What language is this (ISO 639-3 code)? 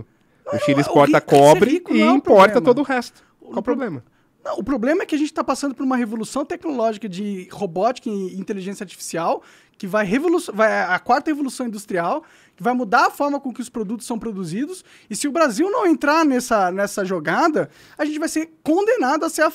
por